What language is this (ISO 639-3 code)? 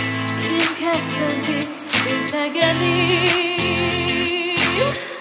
ron